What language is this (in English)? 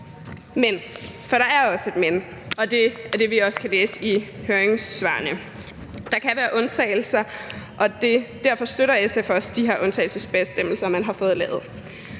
Danish